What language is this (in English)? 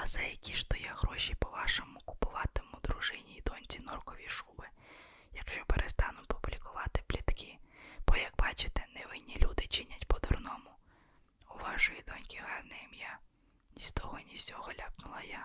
Ukrainian